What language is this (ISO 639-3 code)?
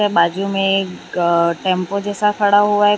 hin